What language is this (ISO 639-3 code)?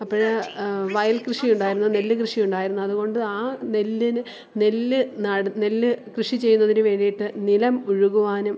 mal